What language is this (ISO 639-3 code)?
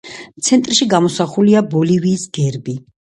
kat